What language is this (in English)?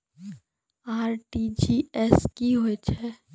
Maithili